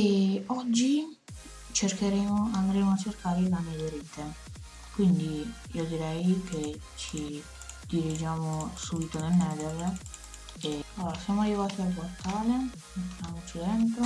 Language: Italian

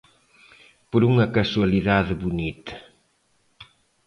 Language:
Galician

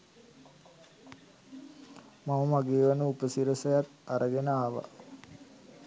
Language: Sinhala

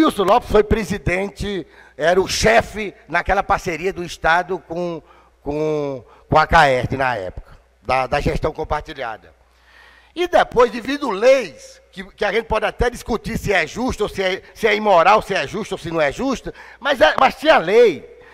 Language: Portuguese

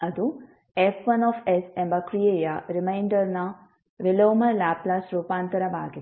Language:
Kannada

